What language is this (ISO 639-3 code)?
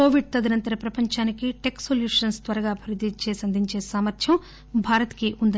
tel